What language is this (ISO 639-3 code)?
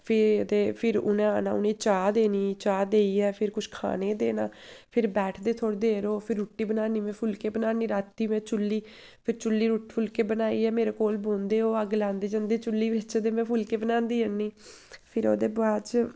doi